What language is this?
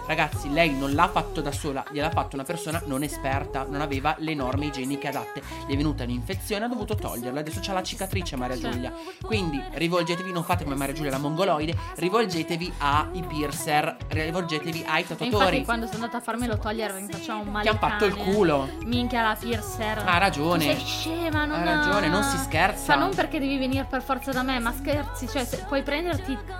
Italian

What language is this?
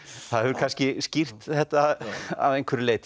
Icelandic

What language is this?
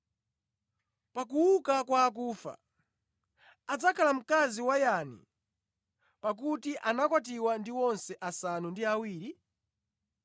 Nyanja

